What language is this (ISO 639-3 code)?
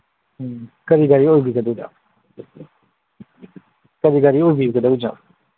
mni